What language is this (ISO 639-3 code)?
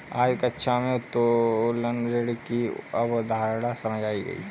hin